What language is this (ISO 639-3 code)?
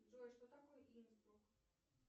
rus